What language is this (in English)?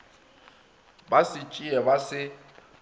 Northern Sotho